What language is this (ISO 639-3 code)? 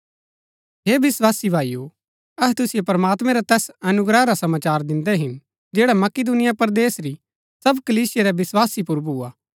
gbk